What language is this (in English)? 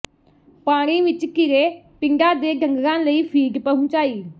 Punjabi